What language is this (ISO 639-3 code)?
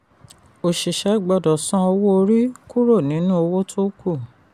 yor